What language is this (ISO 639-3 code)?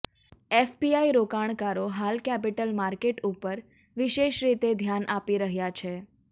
guj